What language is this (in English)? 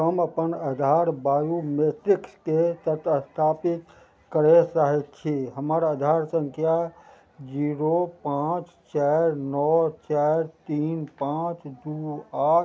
Maithili